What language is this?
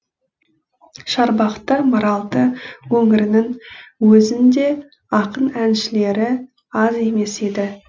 Kazakh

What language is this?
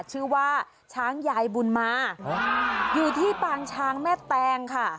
Thai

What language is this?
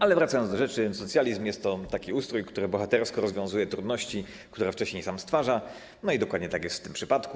Polish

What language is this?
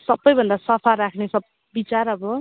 Nepali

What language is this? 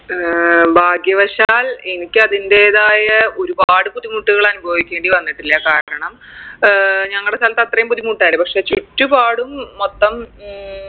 Malayalam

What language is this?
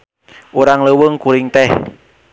Sundanese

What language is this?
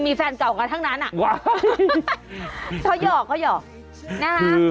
Thai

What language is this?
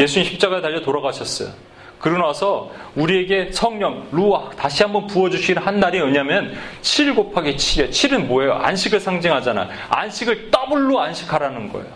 Korean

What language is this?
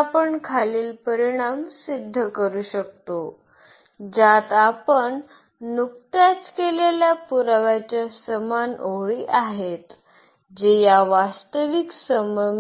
Marathi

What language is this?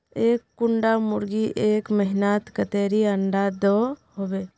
Magahi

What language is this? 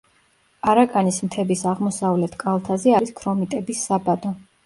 Georgian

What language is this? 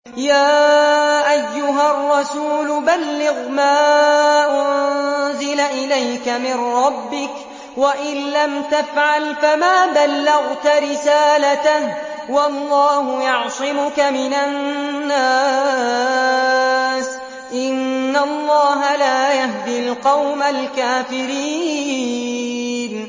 Arabic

